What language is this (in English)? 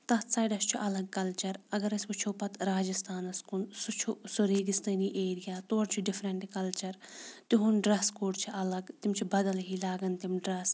Kashmiri